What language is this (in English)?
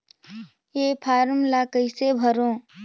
Chhattisgarhi